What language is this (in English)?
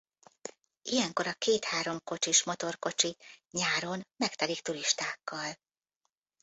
Hungarian